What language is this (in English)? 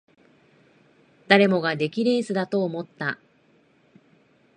Japanese